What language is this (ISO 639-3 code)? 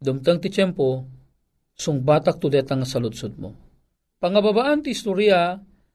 fil